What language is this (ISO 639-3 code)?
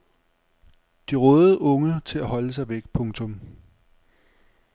dan